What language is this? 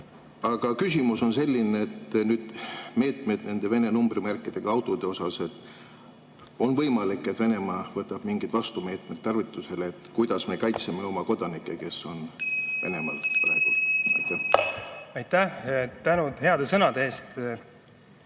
Estonian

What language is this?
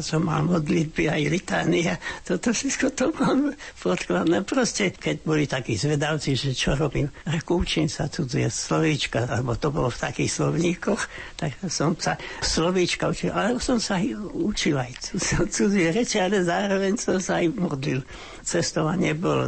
Slovak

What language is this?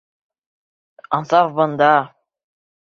Bashkir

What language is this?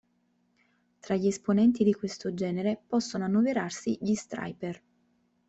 Italian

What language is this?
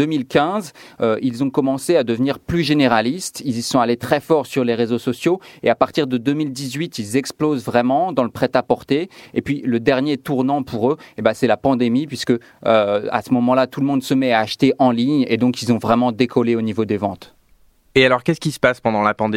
French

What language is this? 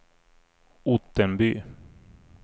Swedish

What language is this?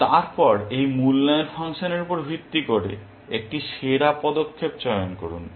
Bangla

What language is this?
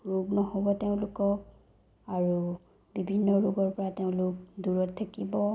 Assamese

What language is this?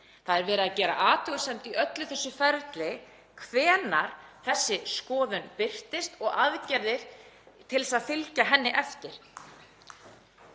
Icelandic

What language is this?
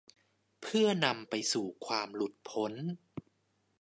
Thai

